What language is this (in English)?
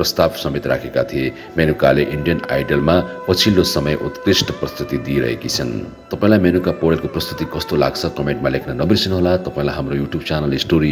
Hindi